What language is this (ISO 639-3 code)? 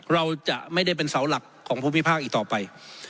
tha